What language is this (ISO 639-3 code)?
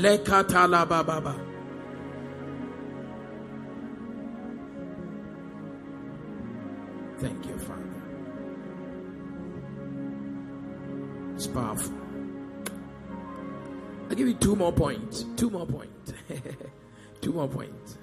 eng